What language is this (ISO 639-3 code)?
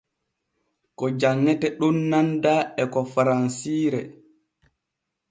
fue